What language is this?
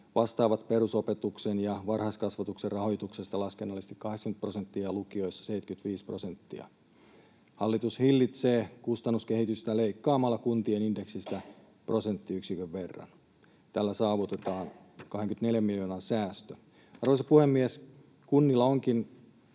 Finnish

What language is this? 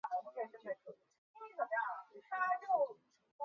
Chinese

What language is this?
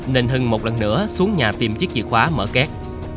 Vietnamese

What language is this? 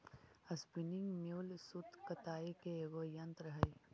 Magahi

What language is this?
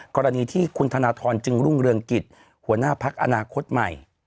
Thai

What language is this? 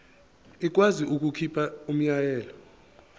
Zulu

